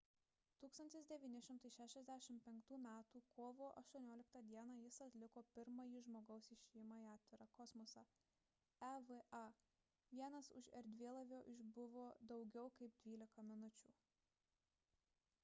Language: Lithuanian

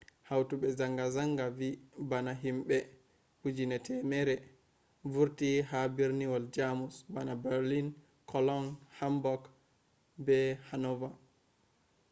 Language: Fula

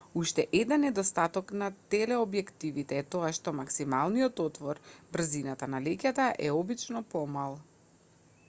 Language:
Macedonian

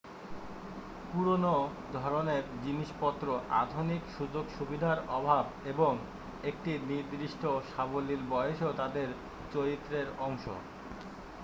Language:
Bangla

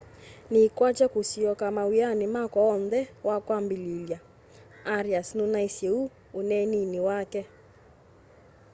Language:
Kamba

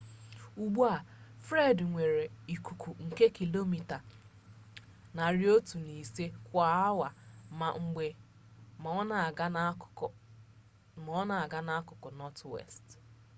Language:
Igbo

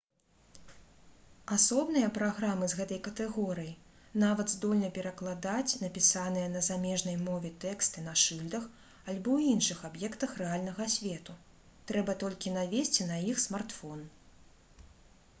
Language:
Belarusian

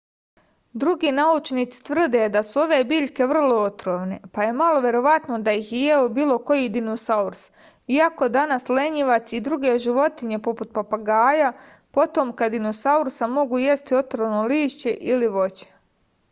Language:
Serbian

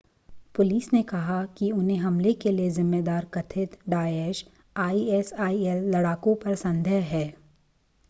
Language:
Hindi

